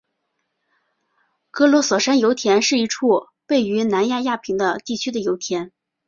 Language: Chinese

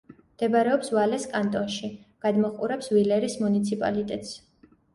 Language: Georgian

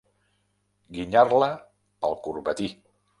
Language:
Catalan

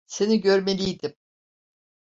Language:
Turkish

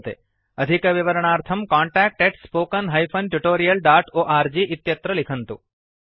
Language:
Sanskrit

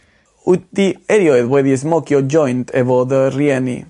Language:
Welsh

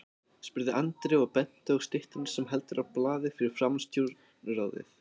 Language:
Icelandic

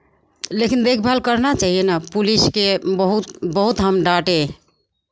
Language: Maithili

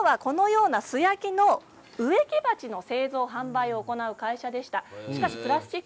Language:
Japanese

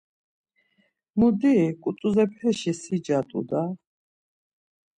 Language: Laz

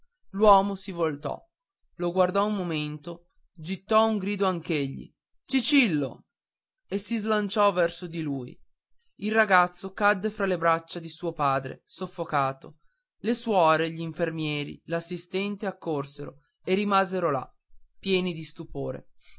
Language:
Italian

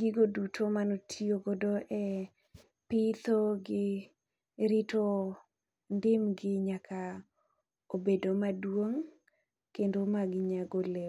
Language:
Luo (Kenya and Tanzania)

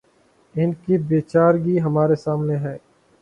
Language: Urdu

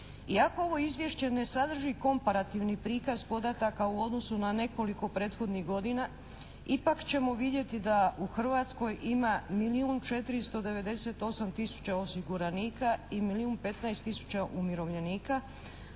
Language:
Croatian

